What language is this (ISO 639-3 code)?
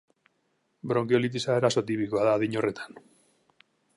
eus